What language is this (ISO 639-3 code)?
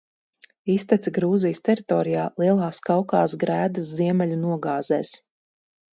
lav